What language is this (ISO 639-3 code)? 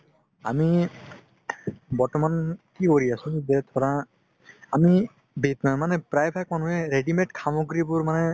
asm